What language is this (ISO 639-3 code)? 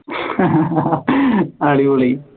mal